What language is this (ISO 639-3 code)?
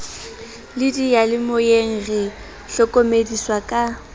sot